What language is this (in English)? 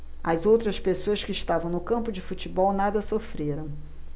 Portuguese